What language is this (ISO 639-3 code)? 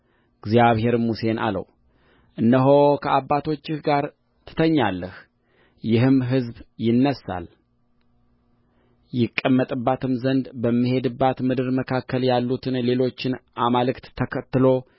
amh